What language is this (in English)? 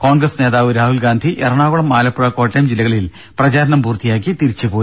Malayalam